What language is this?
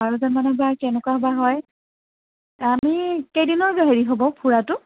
Assamese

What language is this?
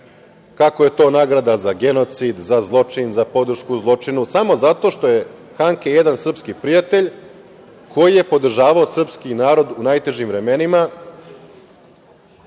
Serbian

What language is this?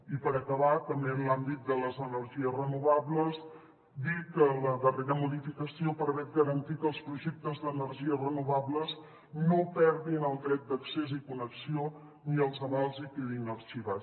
Catalan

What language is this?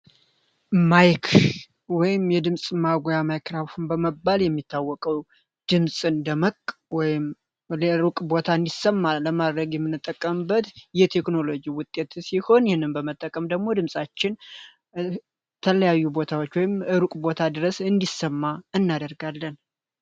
Amharic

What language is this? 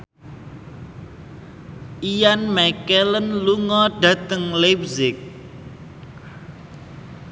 Javanese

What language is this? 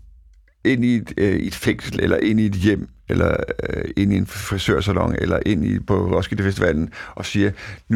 Danish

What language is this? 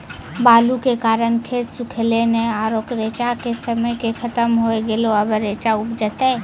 Maithili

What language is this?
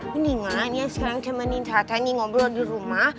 Indonesian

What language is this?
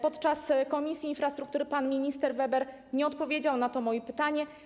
Polish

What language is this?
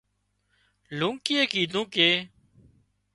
Wadiyara Koli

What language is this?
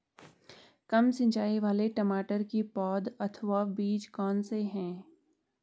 Hindi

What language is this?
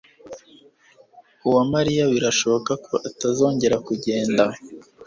Kinyarwanda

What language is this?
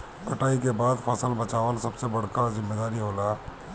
Bhojpuri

